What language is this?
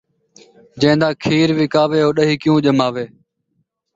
Saraiki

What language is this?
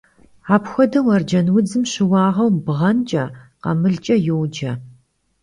Kabardian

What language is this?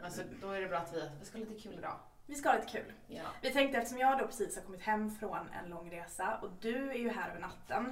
Swedish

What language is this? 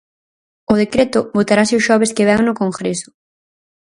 Galician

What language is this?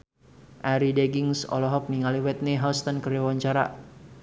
Sundanese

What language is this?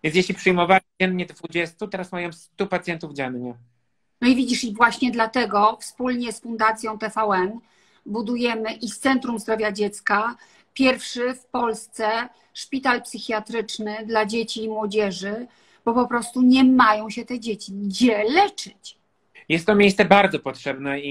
Polish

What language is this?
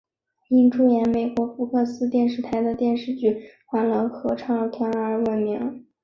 Chinese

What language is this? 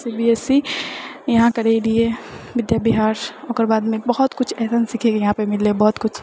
Maithili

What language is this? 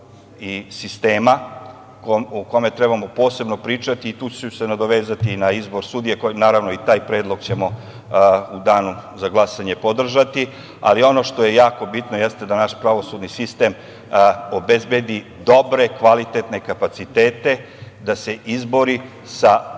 Serbian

